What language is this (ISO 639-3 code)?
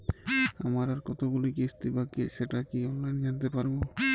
ben